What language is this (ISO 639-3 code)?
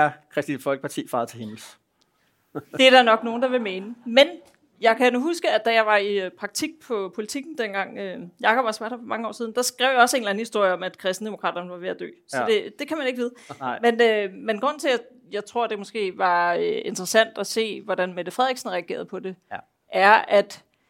dan